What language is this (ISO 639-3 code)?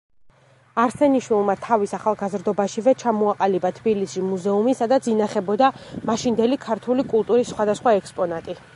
kat